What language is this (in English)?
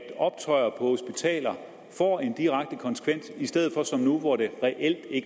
Danish